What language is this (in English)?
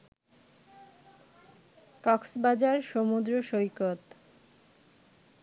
Bangla